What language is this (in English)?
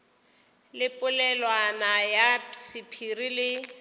Northern Sotho